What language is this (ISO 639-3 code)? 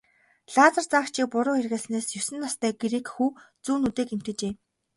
mon